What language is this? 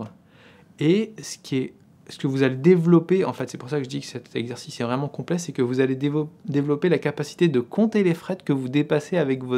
French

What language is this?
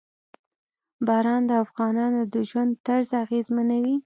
Pashto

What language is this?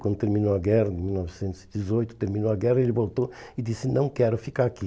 Portuguese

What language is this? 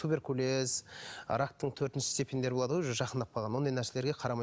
Kazakh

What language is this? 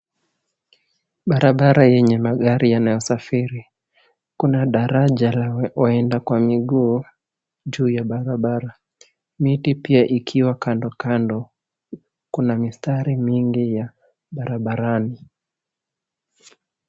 Swahili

